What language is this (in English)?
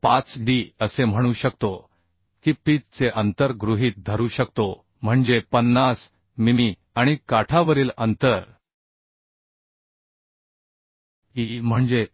Marathi